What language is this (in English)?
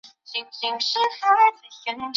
Chinese